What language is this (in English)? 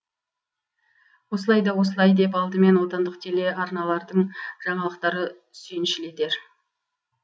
Kazakh